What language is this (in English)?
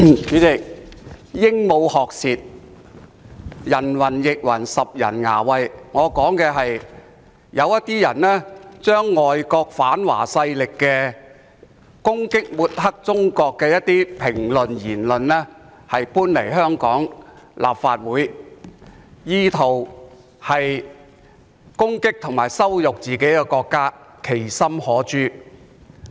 Cantonese